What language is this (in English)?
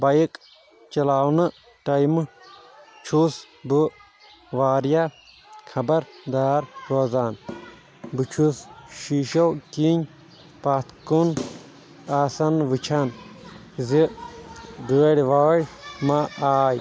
Kashmiri